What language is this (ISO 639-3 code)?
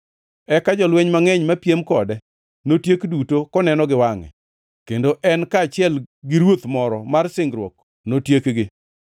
luo